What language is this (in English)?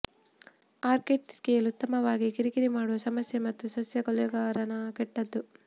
Kannada